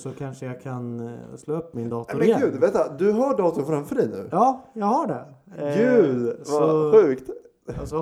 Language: Swedish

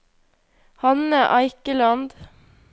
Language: Norwegian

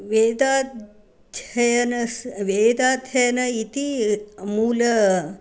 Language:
Sanskrit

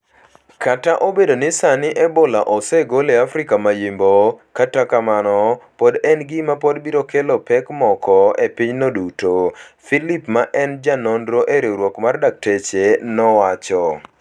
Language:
Luo (Kenya and Tanzania)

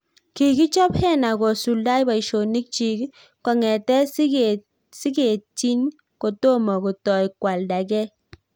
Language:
Kalenjin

